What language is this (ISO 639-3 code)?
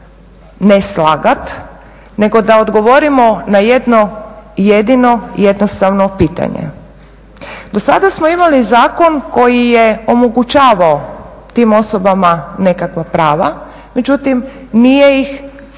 hrv